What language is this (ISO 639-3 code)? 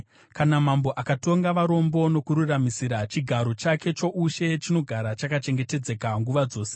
sna